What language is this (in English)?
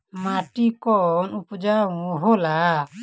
Bhojpuri